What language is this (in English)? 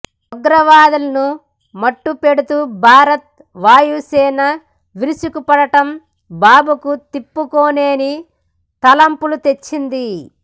Telugu